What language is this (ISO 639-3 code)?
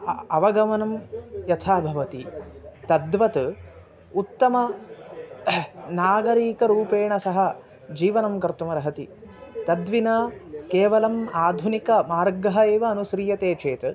san